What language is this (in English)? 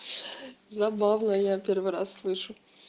Russian